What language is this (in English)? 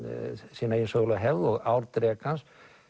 Icelandic